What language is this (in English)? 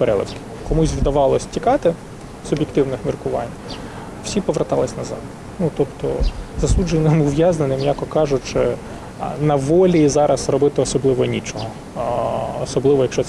Ukrainian